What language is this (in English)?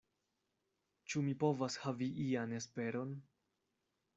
Esperanto